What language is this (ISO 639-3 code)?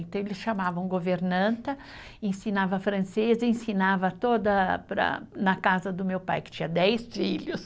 por